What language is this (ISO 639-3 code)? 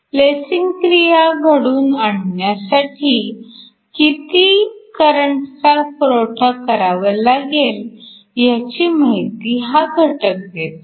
mar